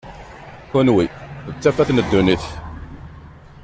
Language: Kabyle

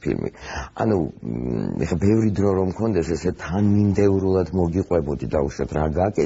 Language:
Romanian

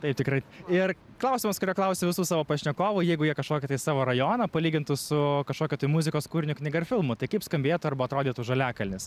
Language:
Lithuanian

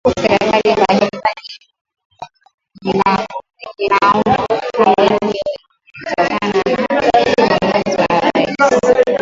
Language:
Swahili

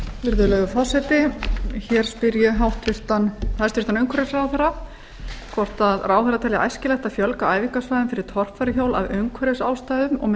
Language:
Icelandic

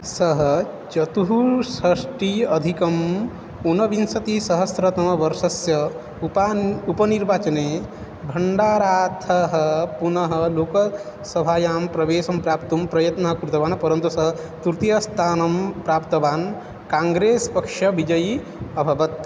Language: Sanskrit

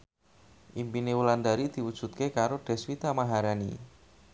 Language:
Javanese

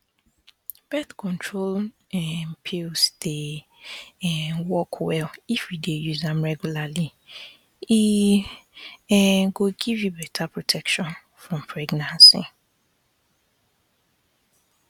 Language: Nigerian Pidgin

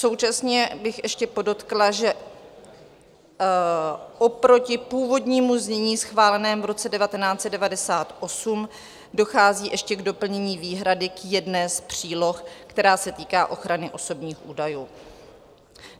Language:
Czech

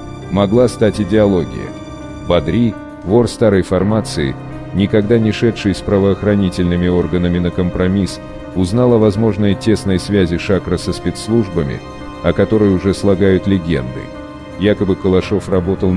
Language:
Russian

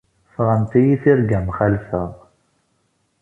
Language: Kabyle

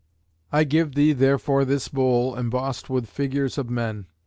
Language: English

